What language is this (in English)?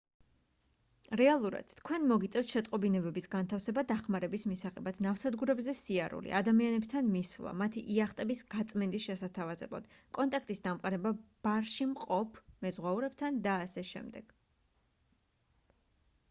Georgian